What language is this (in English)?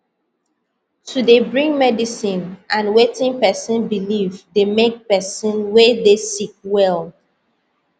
Nigerian Pidgin